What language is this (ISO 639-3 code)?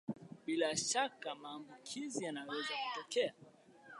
swa